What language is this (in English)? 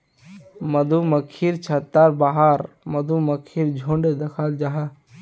Magahi